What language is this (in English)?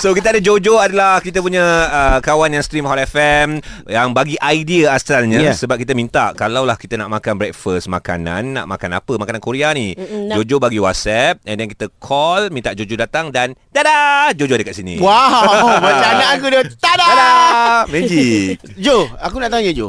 Malay